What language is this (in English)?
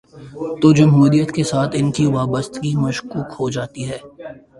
Urdu